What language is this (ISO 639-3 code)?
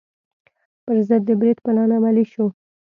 pus